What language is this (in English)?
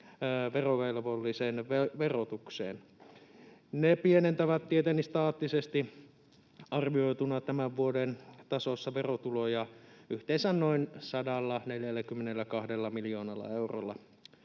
Finnish